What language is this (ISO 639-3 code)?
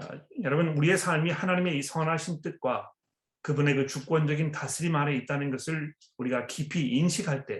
kor